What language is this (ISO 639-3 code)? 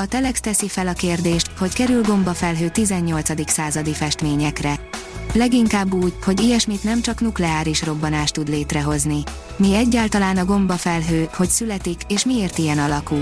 hun